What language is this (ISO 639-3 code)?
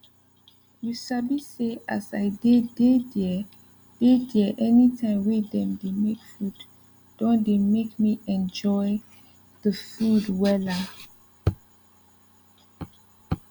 pcm